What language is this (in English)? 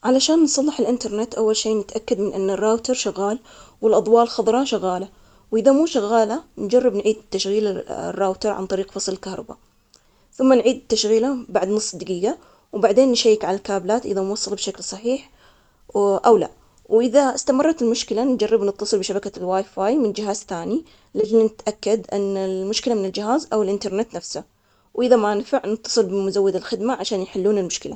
Omani Arabic